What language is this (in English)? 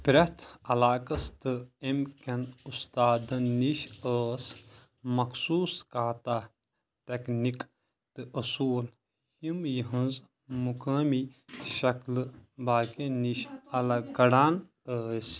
Kashmiri